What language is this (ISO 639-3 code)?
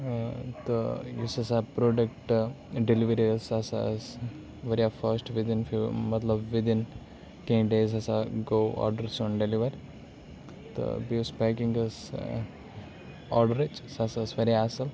kas